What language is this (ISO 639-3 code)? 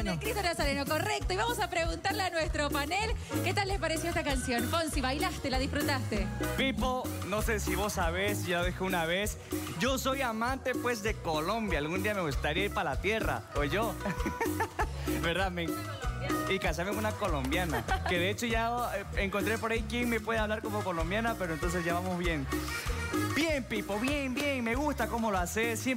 spa